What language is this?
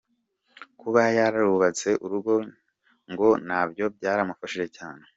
Kinyarwanda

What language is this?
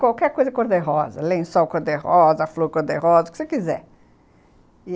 Portuguese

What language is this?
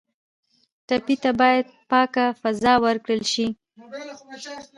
Pashto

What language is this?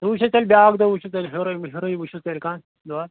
Kashmiri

